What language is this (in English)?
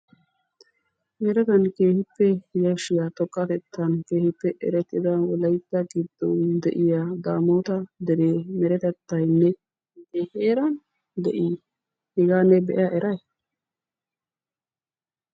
Wolaytta